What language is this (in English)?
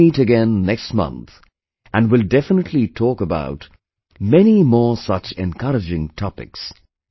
English